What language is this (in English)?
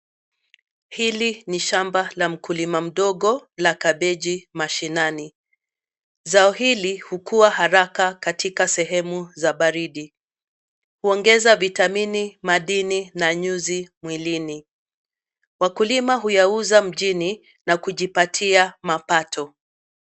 Swahili